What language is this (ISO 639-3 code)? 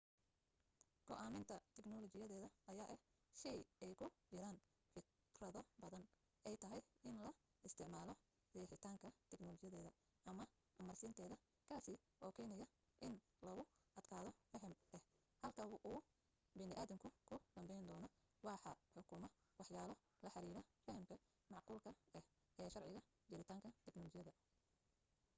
som